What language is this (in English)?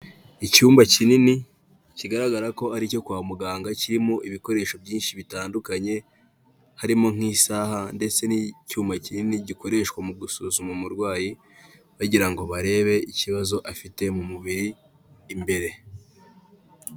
Kinyarwanda